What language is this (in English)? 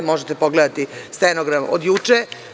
Serbian